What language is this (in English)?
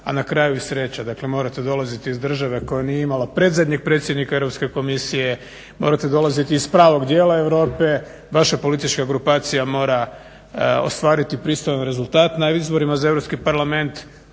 Croatian